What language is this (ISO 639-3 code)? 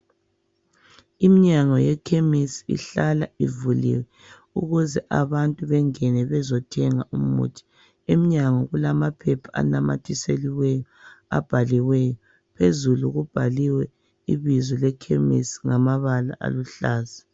nde